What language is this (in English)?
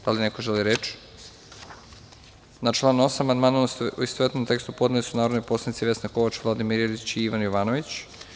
Serbian